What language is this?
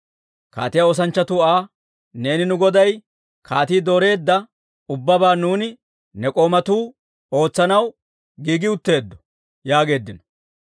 Dawro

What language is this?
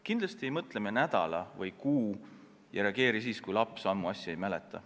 Estonian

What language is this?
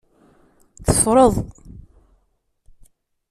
Kabyle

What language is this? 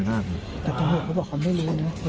Thai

